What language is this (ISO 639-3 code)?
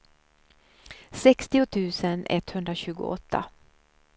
swe